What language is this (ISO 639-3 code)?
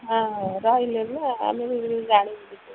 ori